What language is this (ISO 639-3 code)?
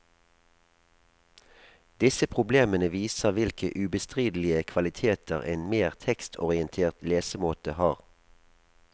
nor